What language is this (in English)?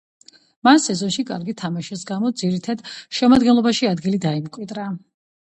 Georgian